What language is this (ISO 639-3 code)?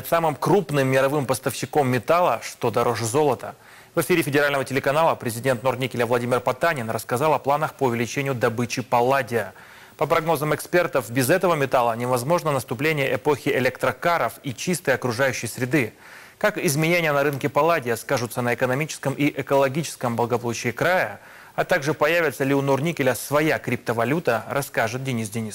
rus